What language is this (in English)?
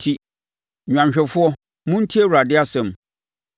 Akan